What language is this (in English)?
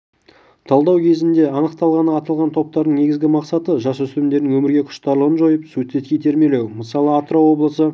Kazakh